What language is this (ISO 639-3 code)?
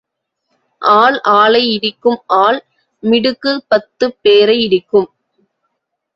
tam